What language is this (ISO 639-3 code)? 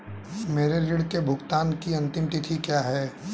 hin